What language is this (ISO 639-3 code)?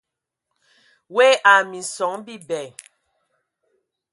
ewo